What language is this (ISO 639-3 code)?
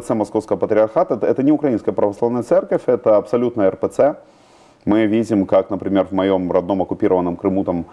rus